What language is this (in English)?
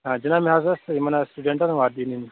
Kashmiri